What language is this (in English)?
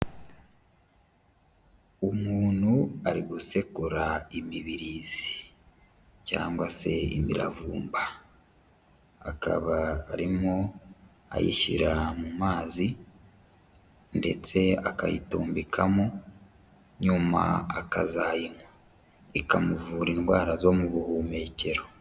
Kinyarwanda